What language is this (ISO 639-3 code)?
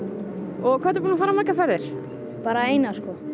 isl